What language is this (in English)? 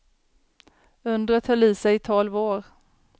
Swedish